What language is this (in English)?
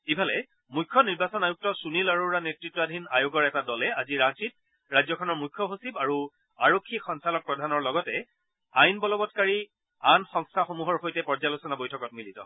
Assamese